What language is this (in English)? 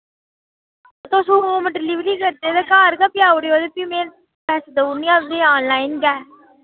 Dogri